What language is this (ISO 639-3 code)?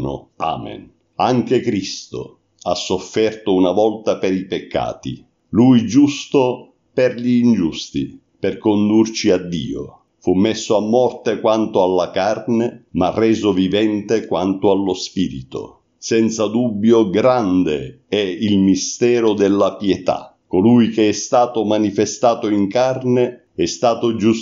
ita